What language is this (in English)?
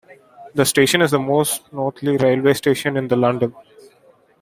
English